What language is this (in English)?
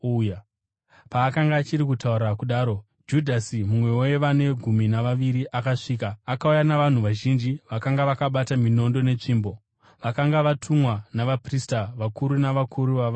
Shona